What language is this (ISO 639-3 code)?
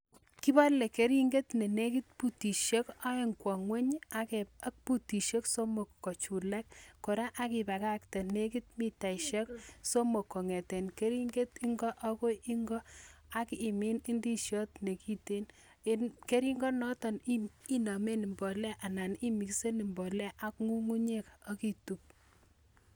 kln